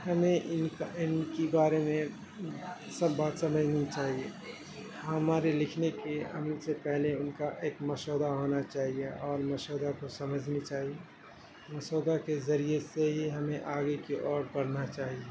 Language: Urdu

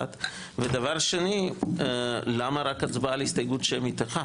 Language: Hebrew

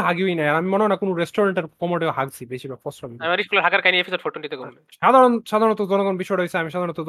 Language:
Bangla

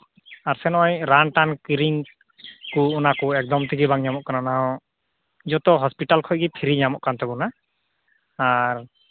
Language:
Santali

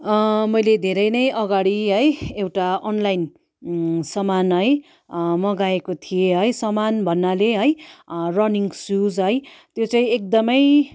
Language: Nepali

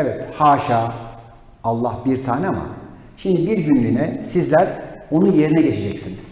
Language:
Turkish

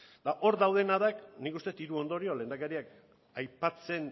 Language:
Basque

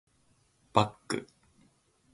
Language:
Japanese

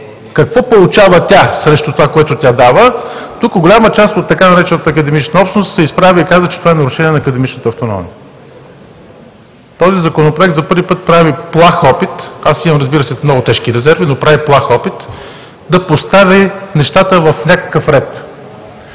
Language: Bulgarian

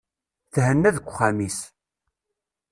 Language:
Kabyle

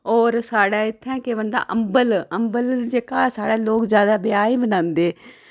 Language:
Dogri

